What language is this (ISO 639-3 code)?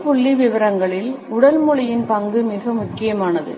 tam